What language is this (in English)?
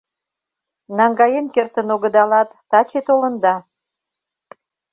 Mari